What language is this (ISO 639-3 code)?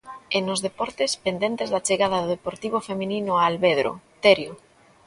glg